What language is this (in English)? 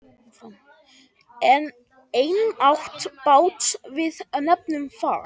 Icelandic